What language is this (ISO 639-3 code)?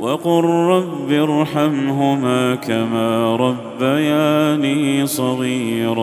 ara